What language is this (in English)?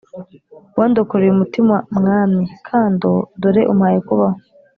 Kinyarwanda